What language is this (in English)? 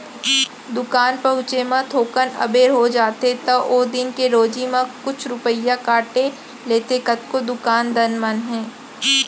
Chhattisgarhi